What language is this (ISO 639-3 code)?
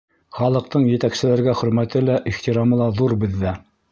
bak